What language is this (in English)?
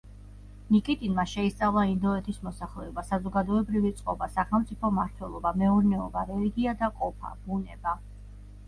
Georgian